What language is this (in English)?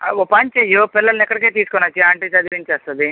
Telugu